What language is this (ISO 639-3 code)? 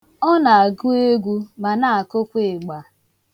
ibo